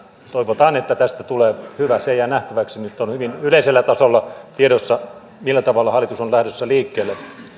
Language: Finnish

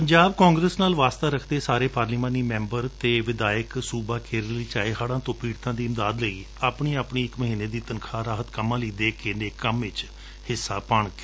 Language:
Punjabi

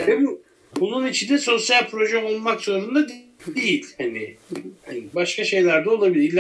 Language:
Turkish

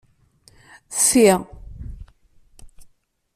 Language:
Kabyle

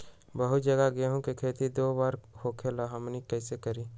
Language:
Magahi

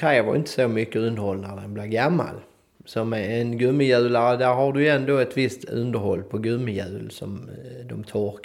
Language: Swedish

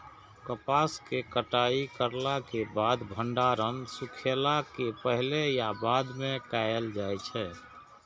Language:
Maithili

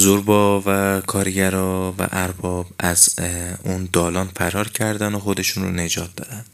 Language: Persian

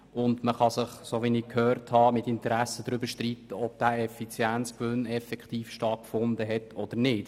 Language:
Swiss German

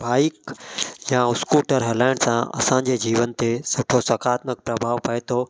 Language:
Sindhi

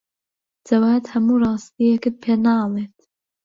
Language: Central Kurdish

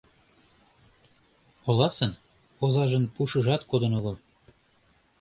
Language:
Mari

